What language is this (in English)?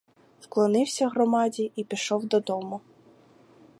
Ukrainian